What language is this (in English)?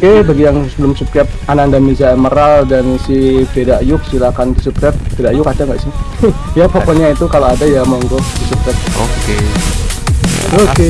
Indonesian